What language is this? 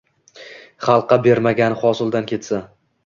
Uzbek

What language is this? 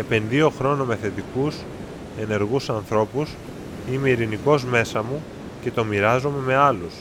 Greek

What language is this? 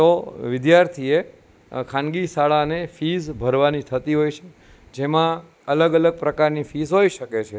Gujarati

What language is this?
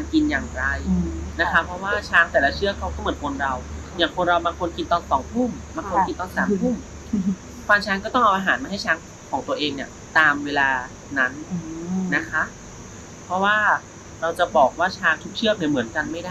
Thai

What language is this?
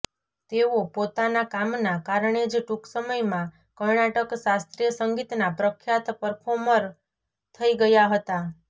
Gujarati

